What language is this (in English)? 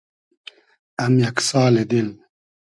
Hazaragi